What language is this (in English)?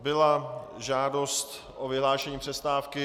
Czech